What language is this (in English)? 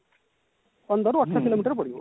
Odia